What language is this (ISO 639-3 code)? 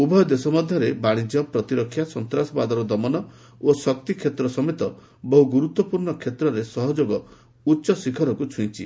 ori